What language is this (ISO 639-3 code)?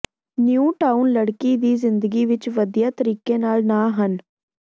pan